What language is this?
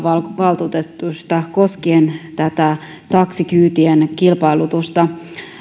Finnish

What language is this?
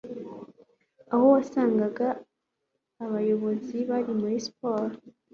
Kinyarwanda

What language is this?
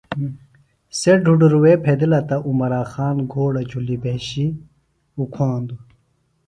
Phalura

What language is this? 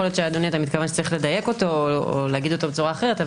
Hebrew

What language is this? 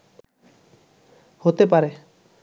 Bangla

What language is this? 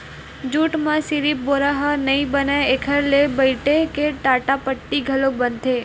Chhattisgarhi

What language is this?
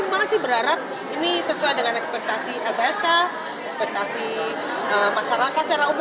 Indonesian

